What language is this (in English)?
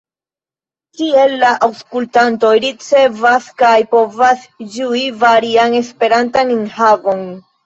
Esperanto